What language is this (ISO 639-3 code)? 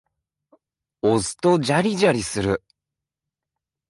jpn